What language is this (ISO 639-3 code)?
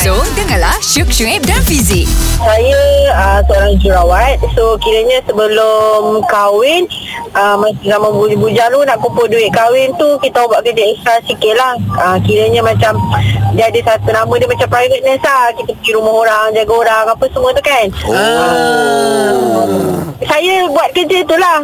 msa